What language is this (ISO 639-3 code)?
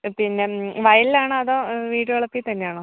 mal